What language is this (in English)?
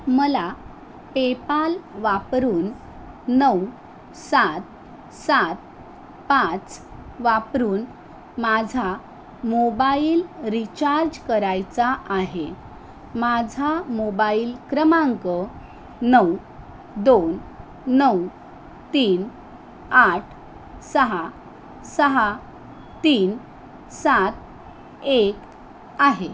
Marathi